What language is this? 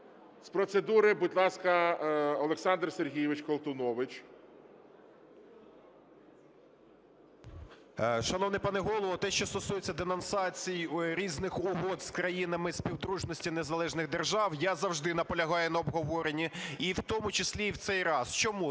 Ukrainian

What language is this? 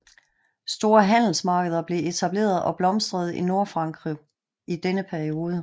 Danish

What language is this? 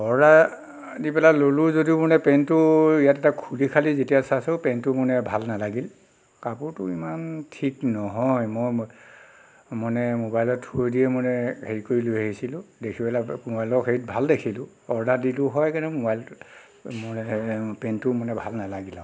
Assamese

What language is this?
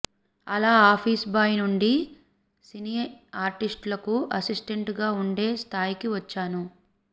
Telugu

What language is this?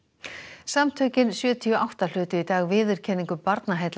Icelandic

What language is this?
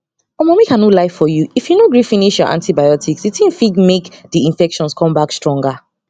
Nigerian Pidgin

